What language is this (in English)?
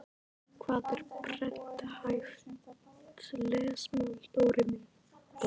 Icelandic